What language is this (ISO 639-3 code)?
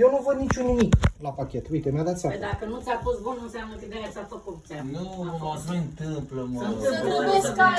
ron